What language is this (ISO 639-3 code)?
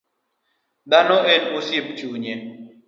luo